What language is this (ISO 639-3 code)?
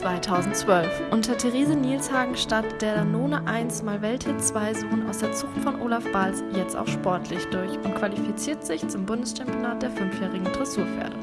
deu